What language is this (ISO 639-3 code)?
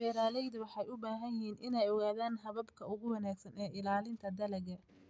som